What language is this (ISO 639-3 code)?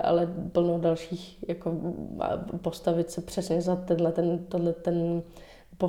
ces